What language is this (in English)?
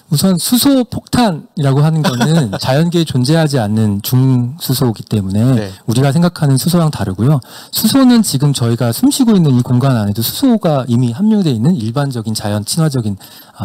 Korean